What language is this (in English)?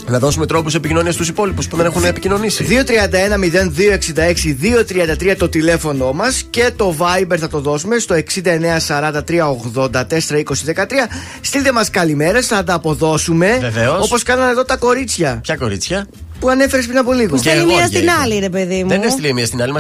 Greek